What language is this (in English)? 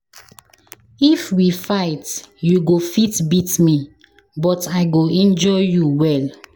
Nigerian Pidgin